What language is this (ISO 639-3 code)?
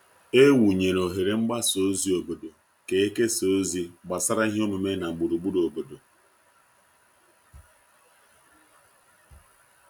ibo